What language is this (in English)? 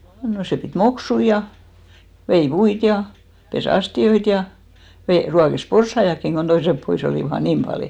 Finnish